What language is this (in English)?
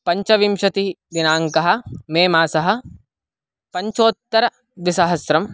Sanskrit